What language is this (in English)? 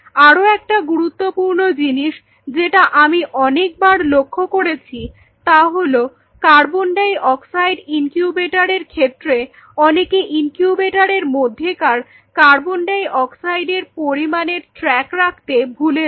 Bangla